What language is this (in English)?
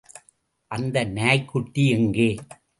Tamil